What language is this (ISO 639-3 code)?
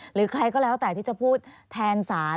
tha